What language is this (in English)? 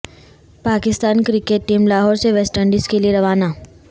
Urdu